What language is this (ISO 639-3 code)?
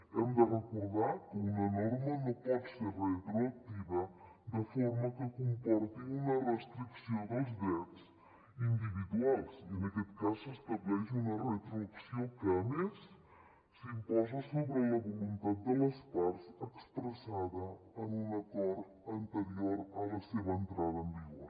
cat